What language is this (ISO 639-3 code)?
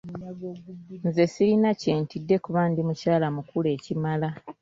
lug